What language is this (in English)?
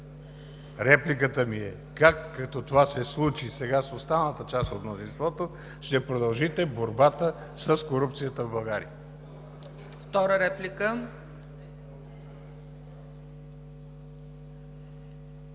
Bulgarian